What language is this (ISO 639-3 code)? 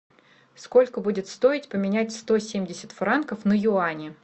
rus